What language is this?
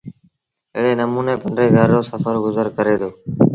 Sindhi Bhil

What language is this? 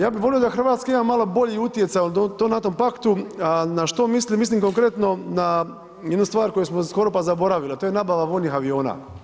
Croatian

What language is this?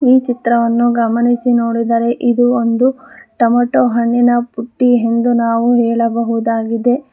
Kannada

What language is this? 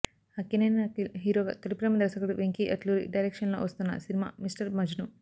Telugu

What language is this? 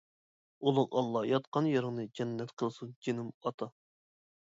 Uyghur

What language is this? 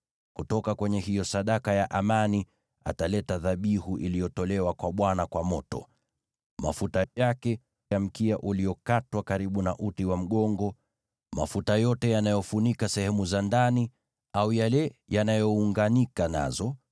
Swahili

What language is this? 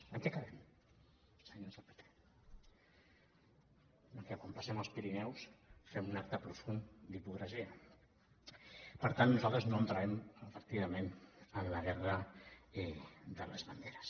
Catalan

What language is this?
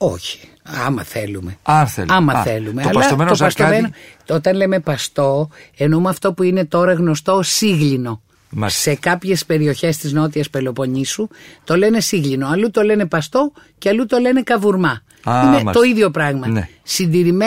Greek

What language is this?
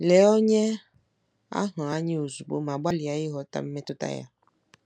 Igbo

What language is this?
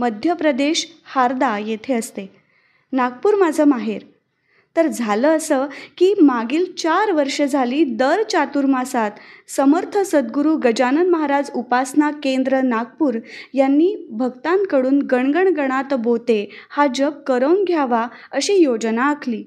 Marathi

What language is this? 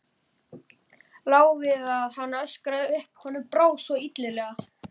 Icelandic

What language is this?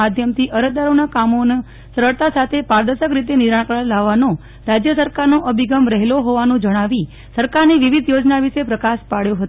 Gujarati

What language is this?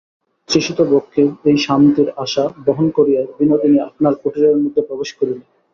Bangla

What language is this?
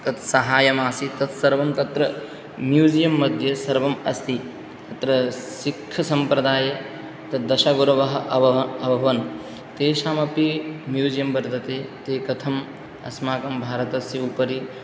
Sanskrit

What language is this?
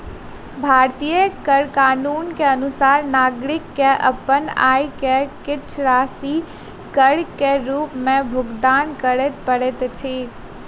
Maithili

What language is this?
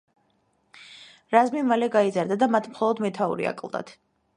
Georgian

